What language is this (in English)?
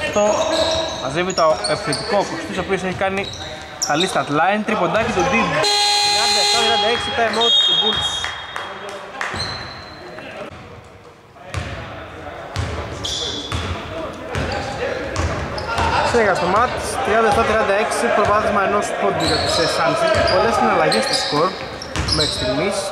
Greek